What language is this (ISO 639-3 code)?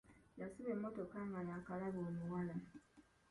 lug